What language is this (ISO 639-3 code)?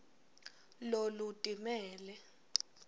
ssw